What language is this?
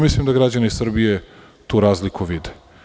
Serbian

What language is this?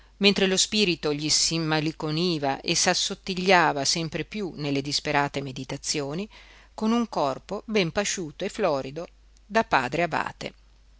Italian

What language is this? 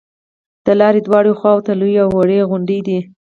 Pashto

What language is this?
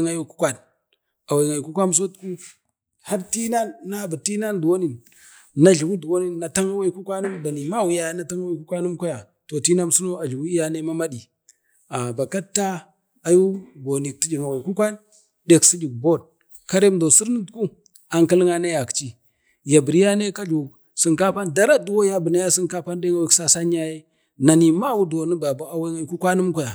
Bade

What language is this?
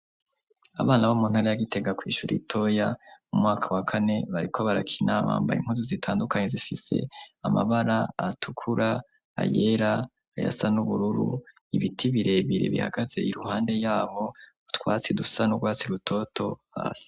Rundi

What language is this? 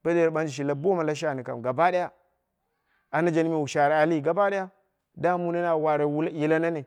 Dera (Nigeria)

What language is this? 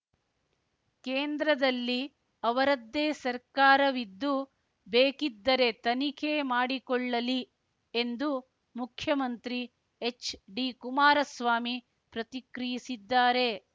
Kannada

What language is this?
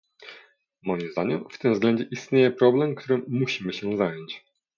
Polish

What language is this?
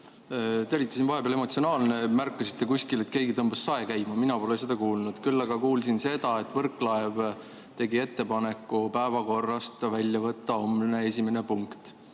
Estonian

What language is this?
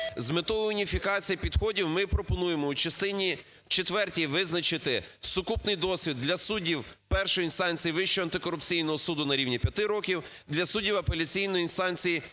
Ukrainian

